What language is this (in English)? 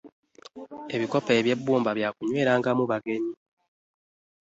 Ganda